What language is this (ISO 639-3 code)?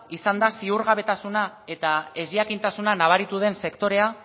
eus